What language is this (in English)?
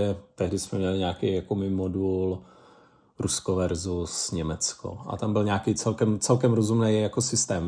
Czech